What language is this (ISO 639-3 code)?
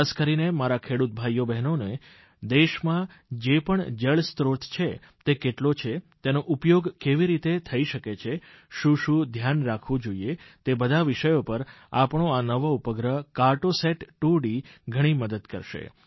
guj